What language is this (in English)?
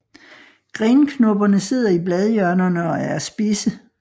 Danish